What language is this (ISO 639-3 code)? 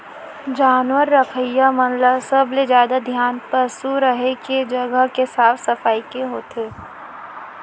hne